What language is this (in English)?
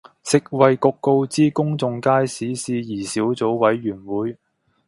Cantonese